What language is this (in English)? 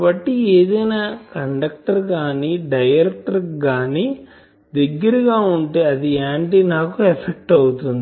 Telugu